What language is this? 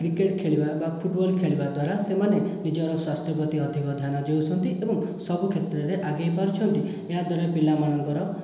Odia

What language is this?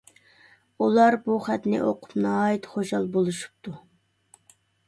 Uyghur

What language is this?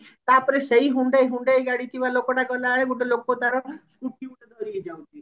Odia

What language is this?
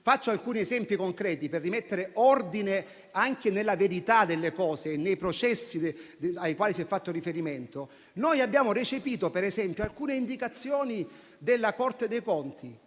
Italian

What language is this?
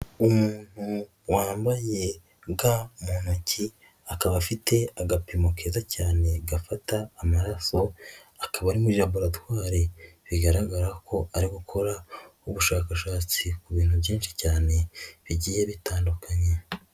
Kinyarwanda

